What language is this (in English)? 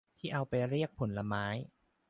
Thai